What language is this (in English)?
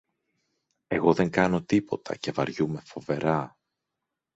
Greek